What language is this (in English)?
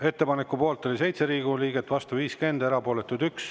Estonian